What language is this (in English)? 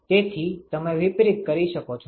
Gujarati